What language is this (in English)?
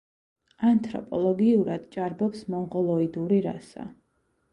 Georgian